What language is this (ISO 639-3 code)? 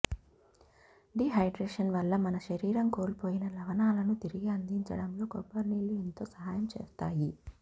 tel